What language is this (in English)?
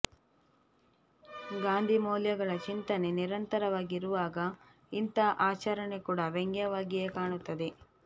Kannada